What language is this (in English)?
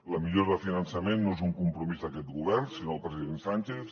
Catalan